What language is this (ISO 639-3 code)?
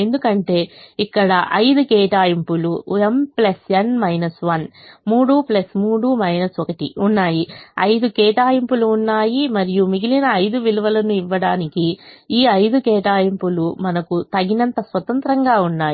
tel